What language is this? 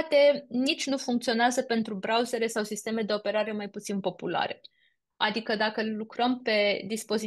Romanian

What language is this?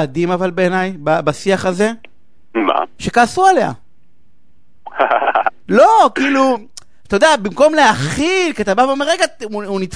Hebrew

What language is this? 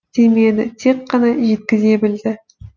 Kazakh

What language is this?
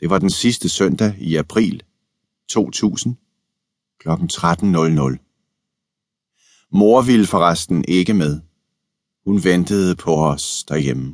Danish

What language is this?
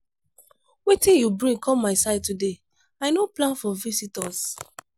Nigerian Pidgin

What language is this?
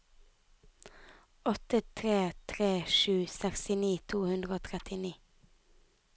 Norwegian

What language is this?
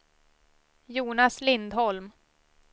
Swedish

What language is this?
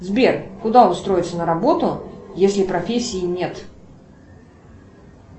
Russian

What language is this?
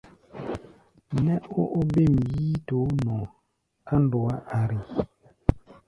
Gbaya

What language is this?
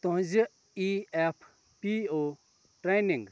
Kashmiri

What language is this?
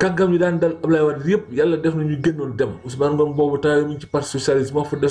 French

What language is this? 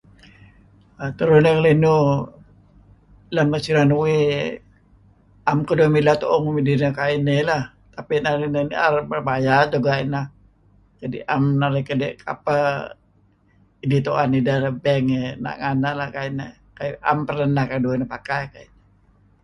Kelabit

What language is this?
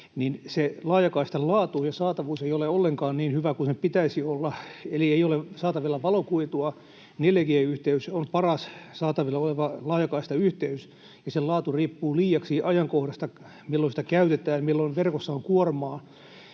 Finnish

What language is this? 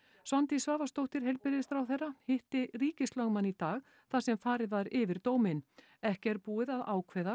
Icelandic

